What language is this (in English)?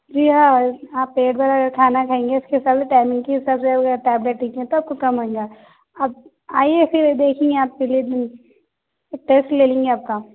Urdu